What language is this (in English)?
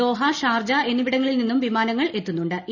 Malayalam